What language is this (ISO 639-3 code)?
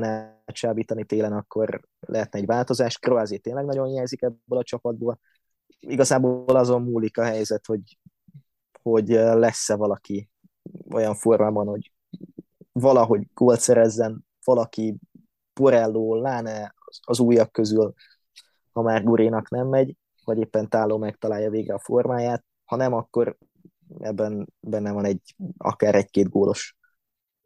hun